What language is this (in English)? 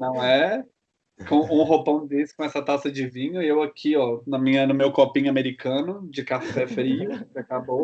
Portuguese